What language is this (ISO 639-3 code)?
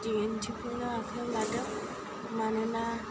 brx